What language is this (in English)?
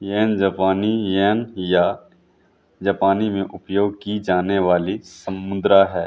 Hindi